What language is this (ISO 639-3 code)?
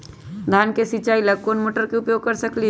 mag